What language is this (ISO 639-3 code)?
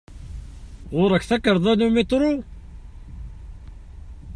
kab